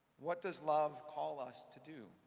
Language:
English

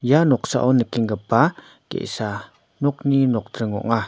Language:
Garo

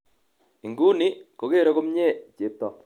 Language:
Kalenjin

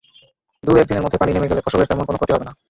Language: Bangla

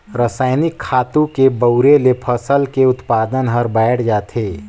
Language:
Chhattisgarhi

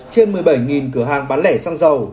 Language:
Vietnamese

